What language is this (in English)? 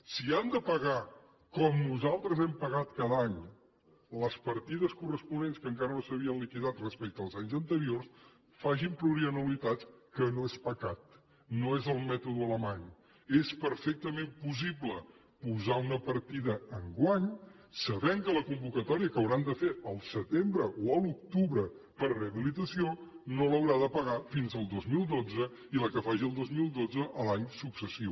Catalan